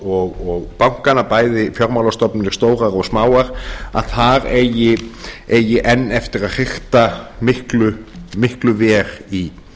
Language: Icelandic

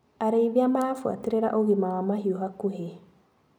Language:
Kikuyu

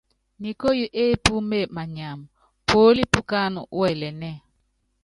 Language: Yangben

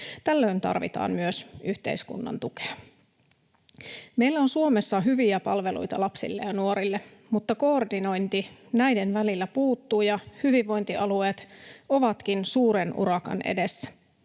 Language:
Finnish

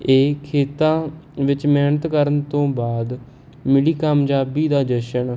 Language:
Punjabi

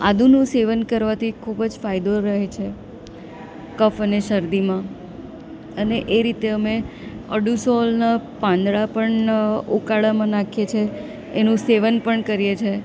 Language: Gujarati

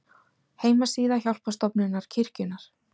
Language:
Icelandic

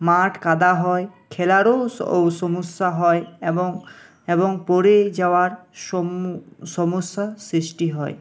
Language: Bangla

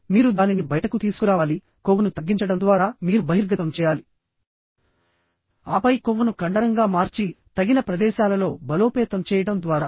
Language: Telugu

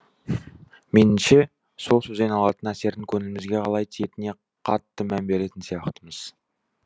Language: Kazakh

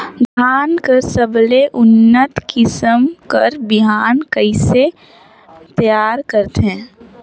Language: Chhattisgarhi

